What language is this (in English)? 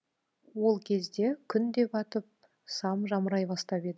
Kazakh